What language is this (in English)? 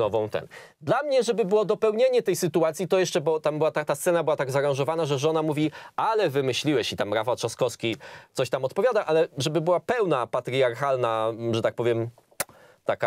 Polish